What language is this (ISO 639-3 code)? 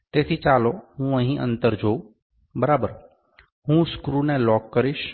guj